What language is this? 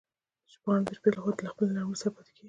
Pashto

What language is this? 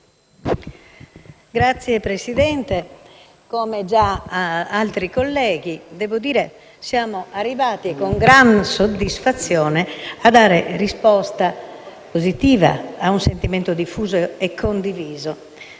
Italian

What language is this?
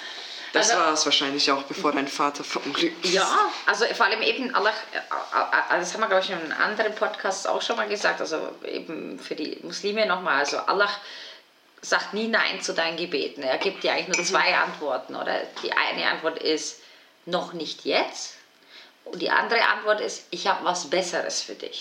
German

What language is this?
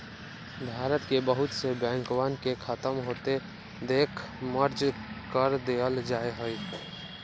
Magahi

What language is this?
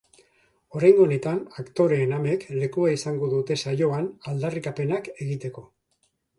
Basque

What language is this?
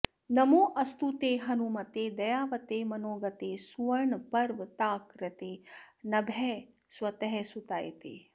Sanskrit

